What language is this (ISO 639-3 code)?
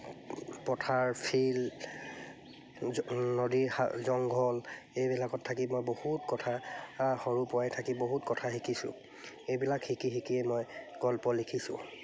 asm